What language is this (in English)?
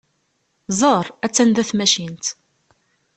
Kabyle